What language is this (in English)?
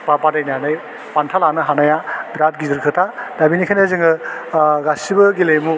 Bodo